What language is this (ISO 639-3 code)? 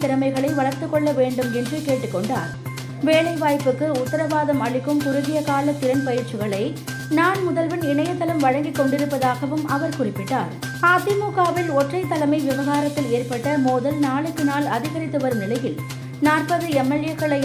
tam